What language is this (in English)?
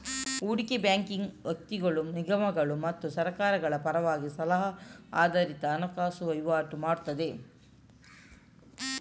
Kannada